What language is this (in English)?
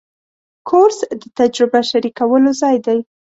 Pashto